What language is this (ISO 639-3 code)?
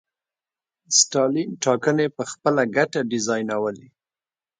pus